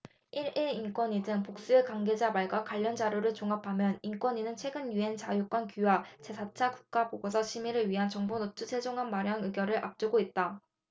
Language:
Korean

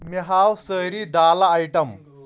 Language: Kashmiri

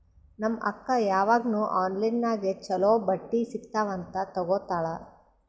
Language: Kannada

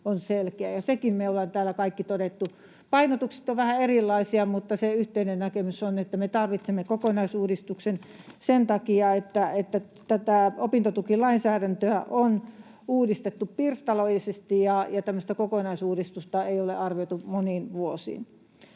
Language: Finnish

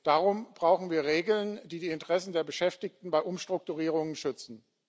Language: German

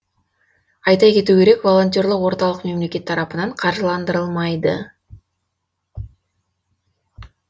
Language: Kazakh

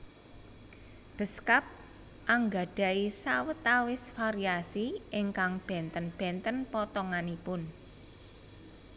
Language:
Javanese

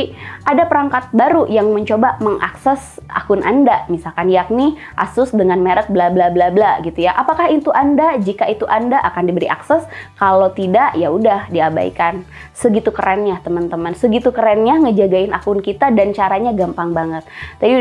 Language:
Indonesian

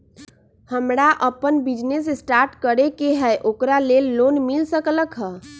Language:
Magahi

